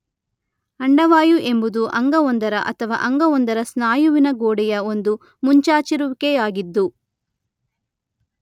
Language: Kannada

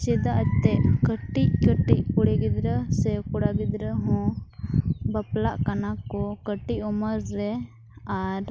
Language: Santali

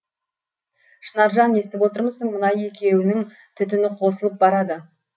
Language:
Kazakh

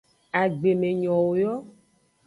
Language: Aja (Benin)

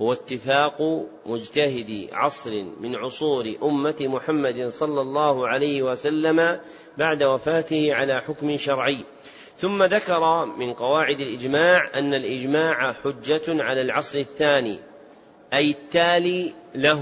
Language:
Arabic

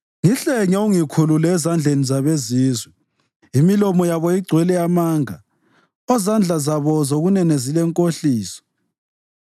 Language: North Ndebele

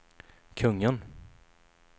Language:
Swedish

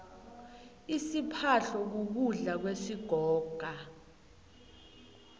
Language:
South Ndebele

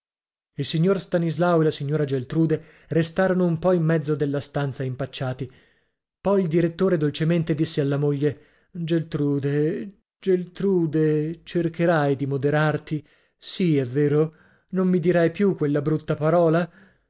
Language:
Italian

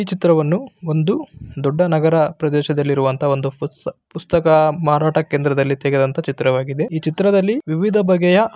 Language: Kannada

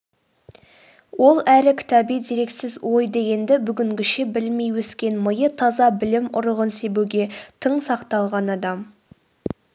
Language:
Kazakh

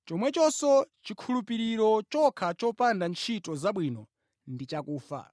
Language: Nyanja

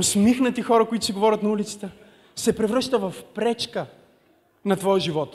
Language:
Bulgarian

